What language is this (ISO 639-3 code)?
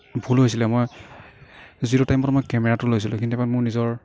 asm